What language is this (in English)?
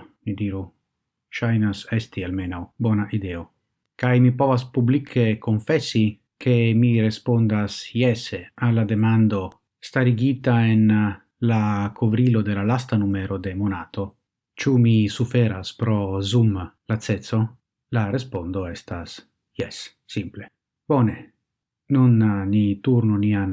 Italian